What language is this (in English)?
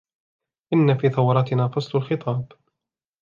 Arabic